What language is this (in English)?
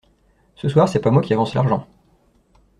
French